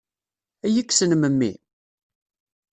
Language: Kabyle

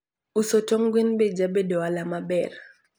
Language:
Luo (Kenya and Tanzania)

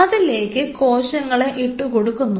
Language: Malayalam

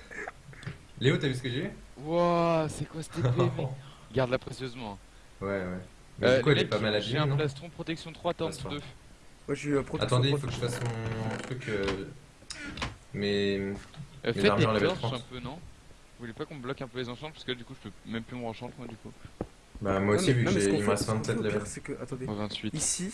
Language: French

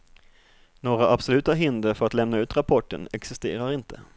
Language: Swedish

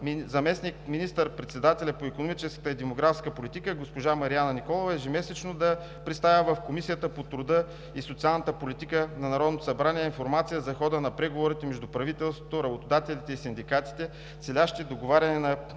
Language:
Bulgarian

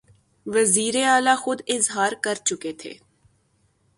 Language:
Urdu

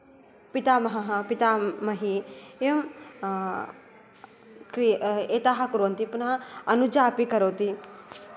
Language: Sanskrit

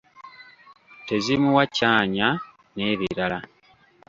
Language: Ganda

